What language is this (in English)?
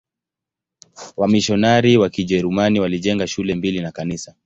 Swahili